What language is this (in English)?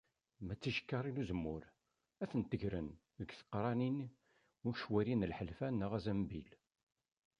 Kabyle